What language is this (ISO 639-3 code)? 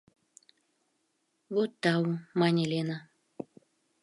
chm